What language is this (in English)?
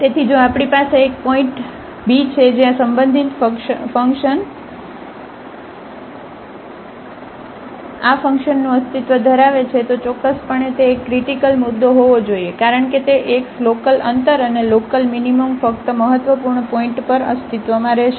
Gujarati